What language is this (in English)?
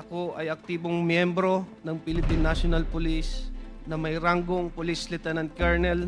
Filipino